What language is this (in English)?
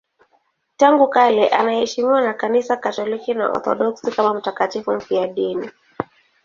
Swahili